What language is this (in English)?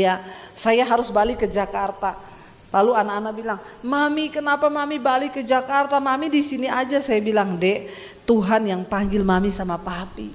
Indonesian